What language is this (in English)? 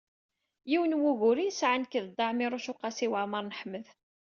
Kabyle